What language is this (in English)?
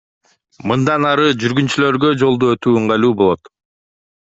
Kyrgyz